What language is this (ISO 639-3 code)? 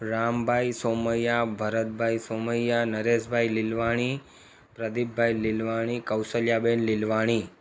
snd